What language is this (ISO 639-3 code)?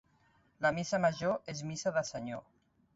cat